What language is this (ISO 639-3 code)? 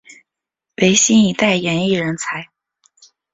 zho